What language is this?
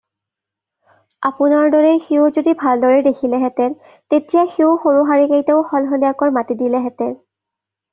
Assamese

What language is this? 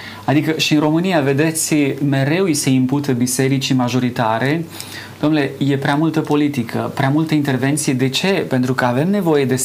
Romanian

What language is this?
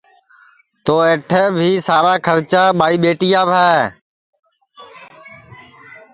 Sansi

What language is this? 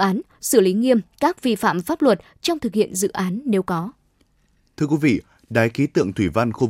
Vietnamese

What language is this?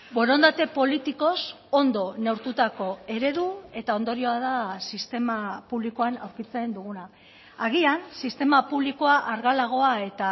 Basque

